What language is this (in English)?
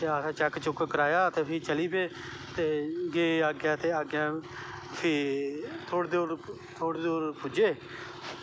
Dogri